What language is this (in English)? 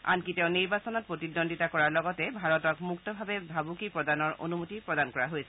Assamese